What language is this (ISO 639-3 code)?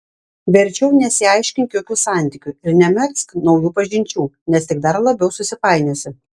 lit